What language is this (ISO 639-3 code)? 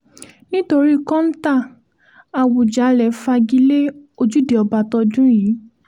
yor